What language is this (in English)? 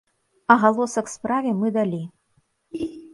Belarusian